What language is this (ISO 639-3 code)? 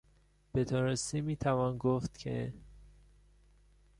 fas